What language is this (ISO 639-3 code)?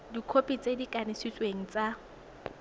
tsn